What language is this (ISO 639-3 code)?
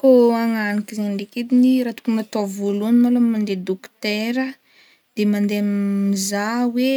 bmm